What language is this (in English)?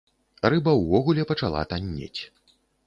Belarusian